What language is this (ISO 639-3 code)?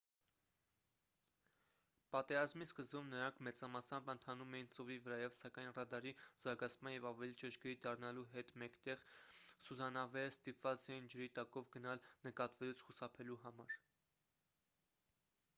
hye